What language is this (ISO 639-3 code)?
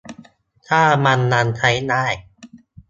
tha